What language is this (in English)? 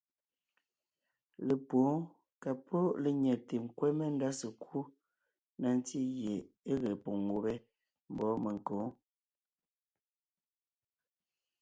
Ngiemboon